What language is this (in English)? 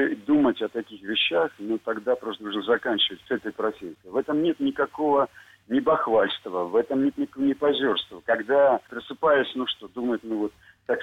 Russian